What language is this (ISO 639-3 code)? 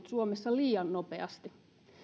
fin